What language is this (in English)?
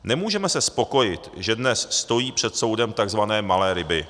Czech